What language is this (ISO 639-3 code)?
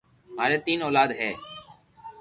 lrk